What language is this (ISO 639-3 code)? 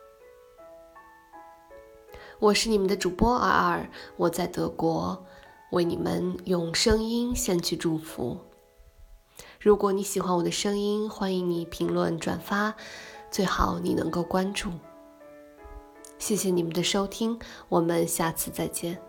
zho